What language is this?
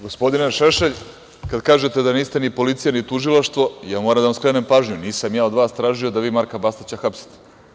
Serbian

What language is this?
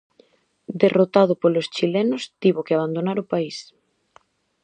Galician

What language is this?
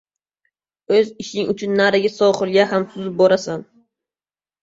Uzbek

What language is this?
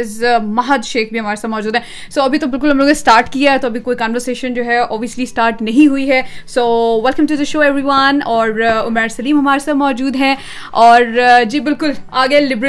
Urdu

